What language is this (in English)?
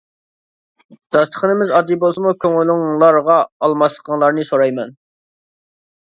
Uyghur